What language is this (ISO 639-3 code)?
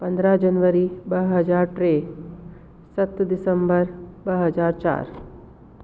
snd